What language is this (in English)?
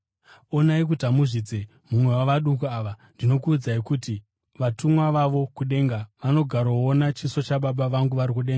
Shona